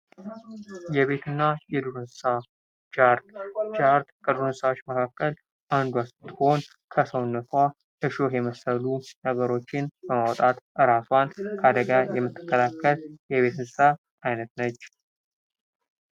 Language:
Amharic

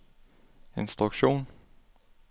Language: Danish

